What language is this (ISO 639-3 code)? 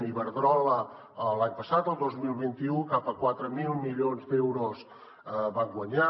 cat